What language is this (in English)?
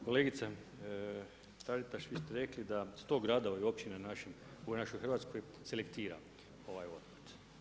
Croatian